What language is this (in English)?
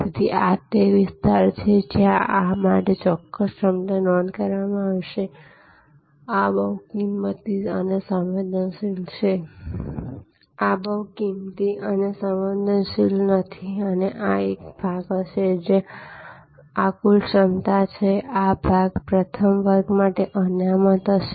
Gujarati